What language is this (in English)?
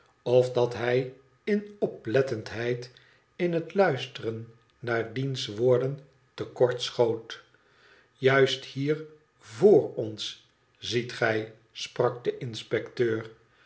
Dutch